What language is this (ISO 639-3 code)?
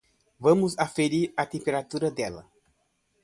por